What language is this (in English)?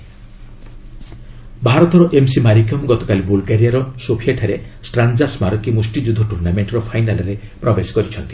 Odia